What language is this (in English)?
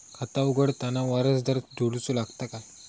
Marathi